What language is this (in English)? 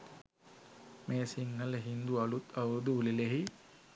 Sinhala